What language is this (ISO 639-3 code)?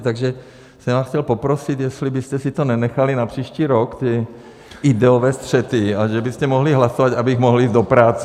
ces